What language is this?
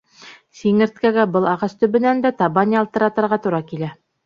Bashkir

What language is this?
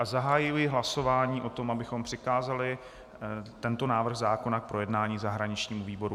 Czech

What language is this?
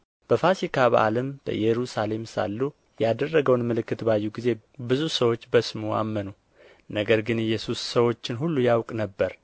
Amharic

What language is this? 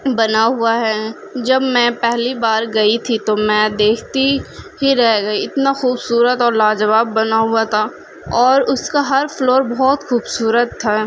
Urdu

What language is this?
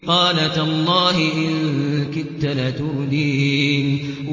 Arabic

